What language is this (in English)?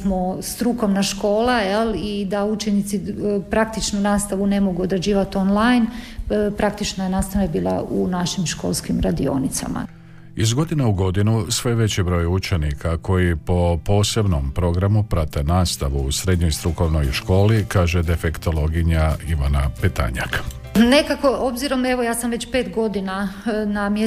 Croatian